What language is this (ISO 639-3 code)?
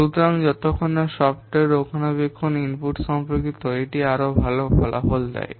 ben